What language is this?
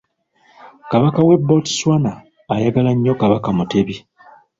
Ganda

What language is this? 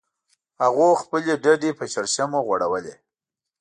Pashto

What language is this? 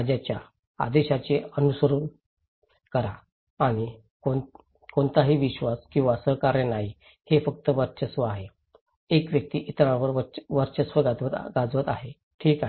Marathi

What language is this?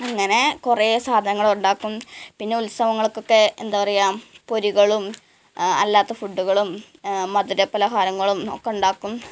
Malayalam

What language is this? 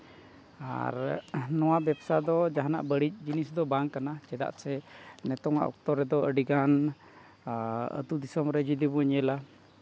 Santali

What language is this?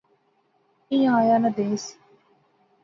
Pahari-Potwari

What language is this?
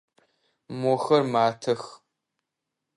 Adyghe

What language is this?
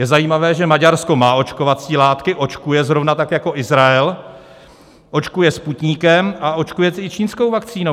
Czech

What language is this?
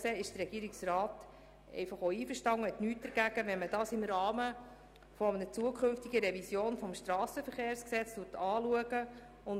Swiss German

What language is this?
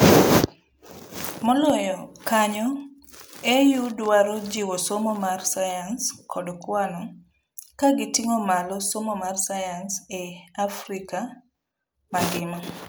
Luo (Kenya and Tanzania)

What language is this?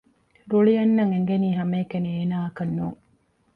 Divehi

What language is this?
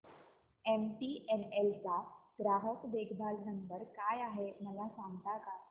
Marathi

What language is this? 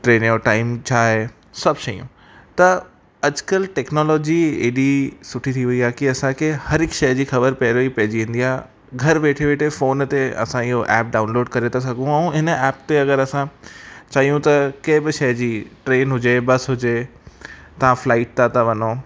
Sindhi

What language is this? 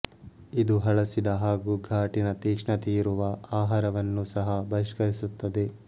Kannada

